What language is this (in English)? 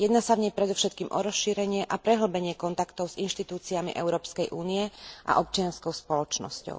Slovak